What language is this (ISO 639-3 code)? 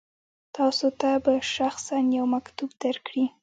pus